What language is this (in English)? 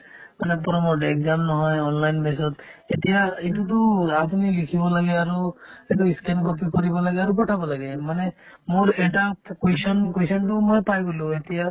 Assamese